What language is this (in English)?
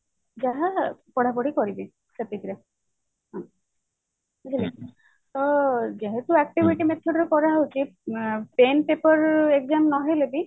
Odia